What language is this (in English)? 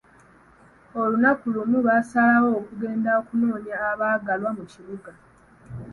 Ganda